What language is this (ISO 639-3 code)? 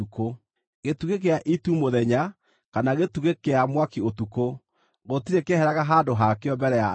kik